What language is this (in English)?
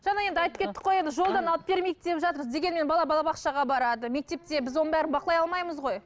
Kazakh